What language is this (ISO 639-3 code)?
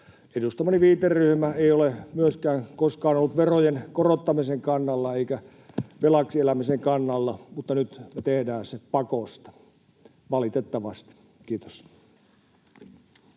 fin